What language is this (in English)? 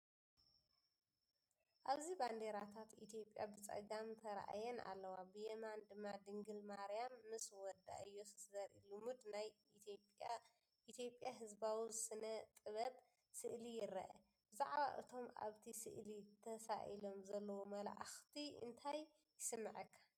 Tigrinya